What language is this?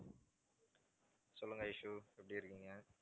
Tamil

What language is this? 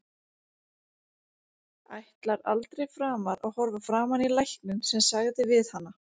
Icelandic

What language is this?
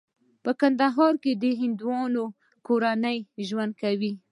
Pashto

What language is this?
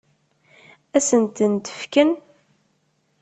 Kabyle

